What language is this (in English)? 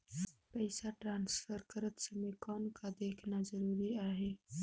Chhattisgarhi